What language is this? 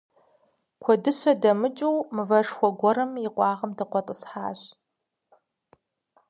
Kabardian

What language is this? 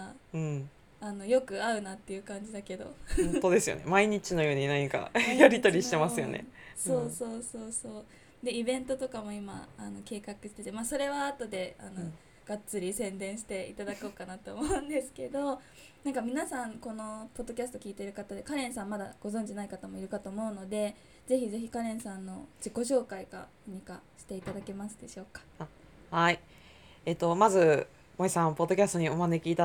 Japanese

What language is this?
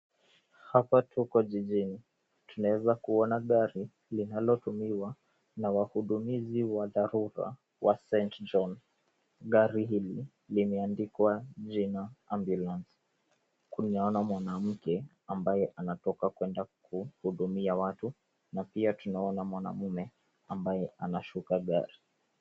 Swahili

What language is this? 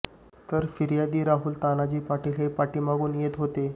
Marathi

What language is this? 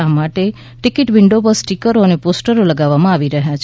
Gujarati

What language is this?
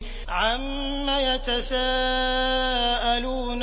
Arabic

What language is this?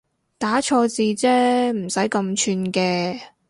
Cantonese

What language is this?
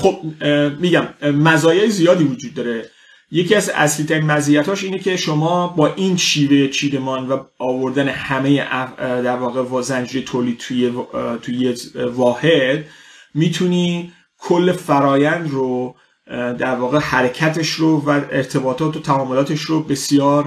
Persian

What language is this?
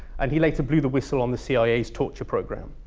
English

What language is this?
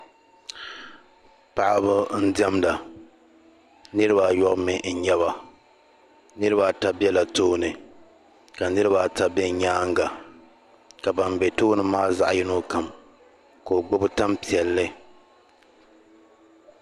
Dagbani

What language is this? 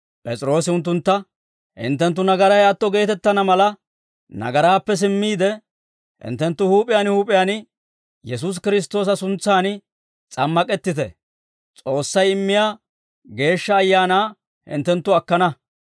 Dawro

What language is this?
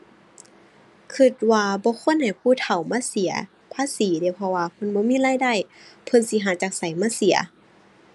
Thai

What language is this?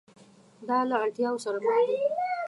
Pashto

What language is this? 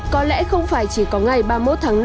Vietnamese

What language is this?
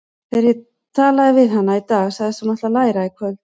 Icelandic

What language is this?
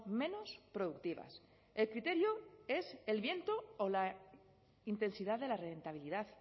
Spanish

